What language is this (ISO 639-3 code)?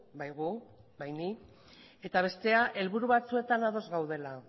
eus